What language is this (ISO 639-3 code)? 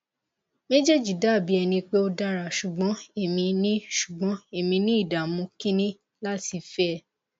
yor